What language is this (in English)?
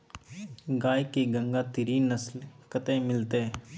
Maithili